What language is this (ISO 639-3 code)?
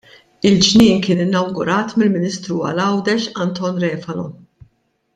mlt